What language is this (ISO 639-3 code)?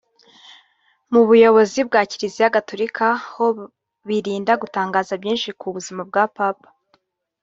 kin